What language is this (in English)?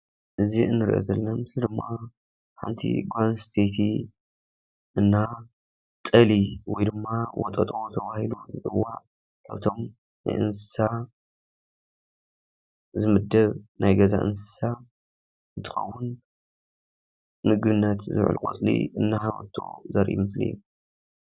Tigrinya